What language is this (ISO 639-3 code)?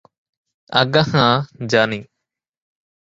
ben